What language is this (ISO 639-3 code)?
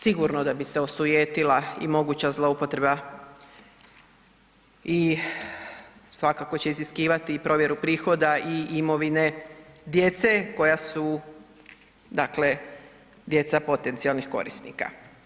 hrv